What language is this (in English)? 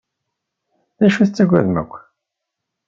Kabyle